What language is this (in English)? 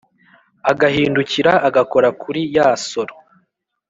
Kinyarwanda